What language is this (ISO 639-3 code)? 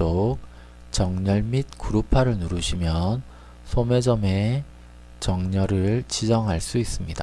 kor